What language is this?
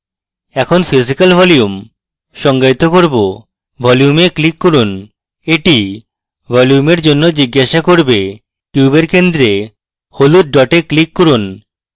Bangla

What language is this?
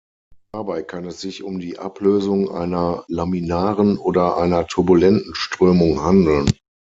German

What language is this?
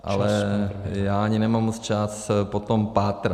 Czech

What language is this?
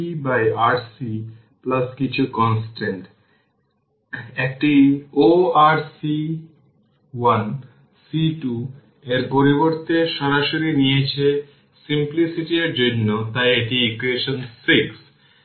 Bangla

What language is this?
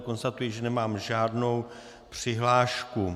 Czech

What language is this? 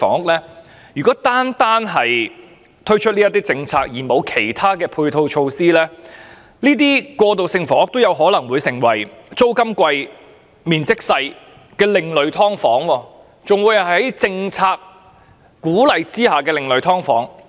Cantonese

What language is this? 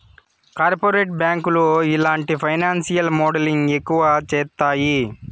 Telugu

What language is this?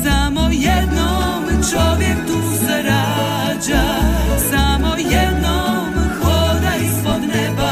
Croatian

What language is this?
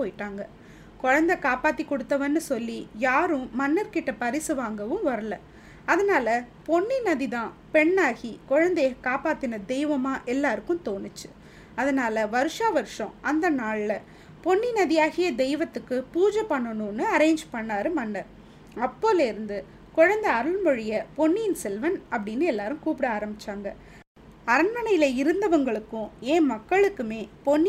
Tamil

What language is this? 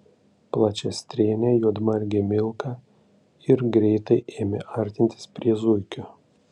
Lithuanian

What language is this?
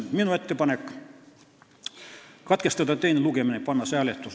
Estonian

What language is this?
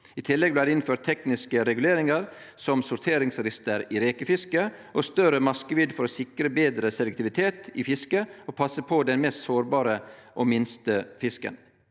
Norwegian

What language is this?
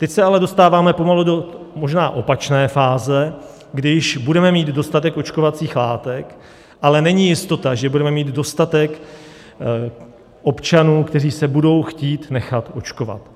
Czech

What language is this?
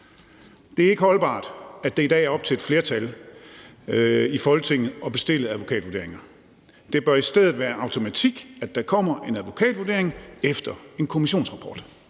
Danish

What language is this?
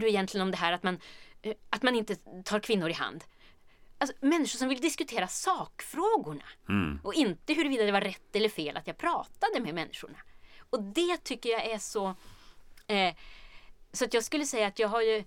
Swedish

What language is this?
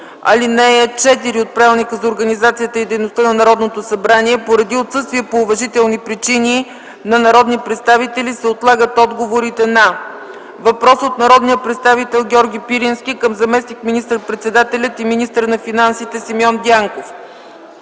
Bulgarian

